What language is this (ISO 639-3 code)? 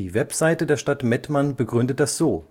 deu